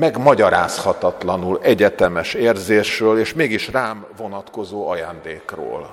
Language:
Hungarian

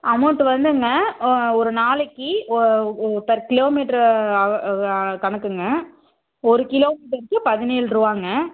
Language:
Tamil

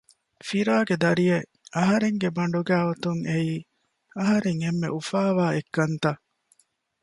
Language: Divehi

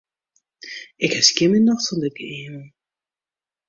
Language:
Western Frisian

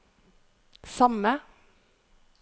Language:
Norwegian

